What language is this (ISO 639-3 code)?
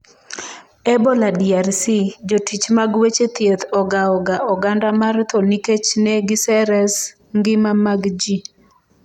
luo